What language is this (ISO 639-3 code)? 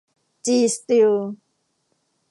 tha